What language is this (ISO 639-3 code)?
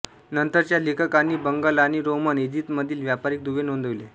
mar